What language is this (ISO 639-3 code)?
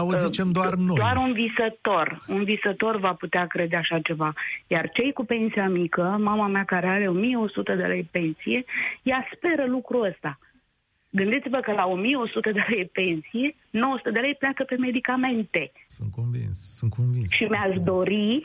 ron